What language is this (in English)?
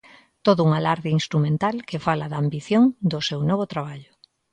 Galician